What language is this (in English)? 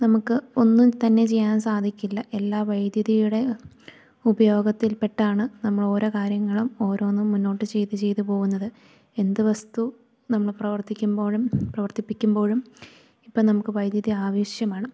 Malayalam